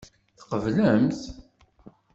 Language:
Kabyle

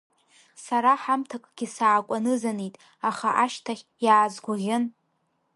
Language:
Abkhazian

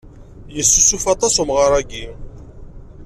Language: Kabyle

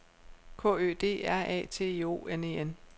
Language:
Danish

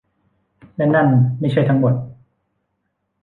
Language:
Thai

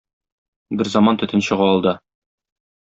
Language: Tatar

